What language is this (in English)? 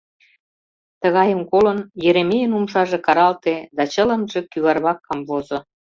Mari